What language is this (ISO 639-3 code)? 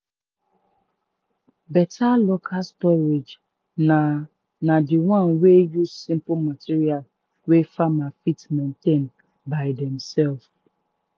pcm